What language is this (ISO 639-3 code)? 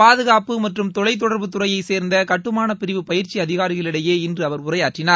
tam